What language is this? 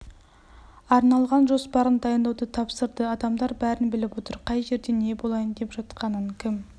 Kazakh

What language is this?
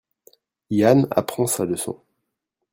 French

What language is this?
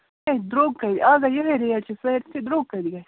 Kashmiri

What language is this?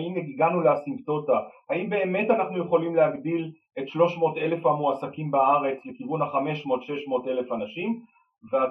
Hebrew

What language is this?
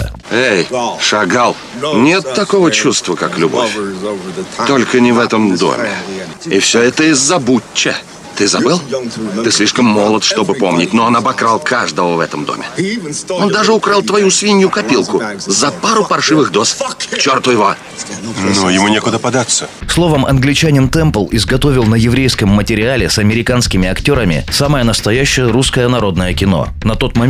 Russian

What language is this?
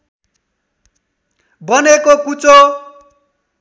Nepali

